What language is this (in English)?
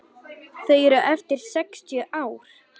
Icelandic